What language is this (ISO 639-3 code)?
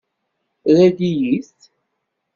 kab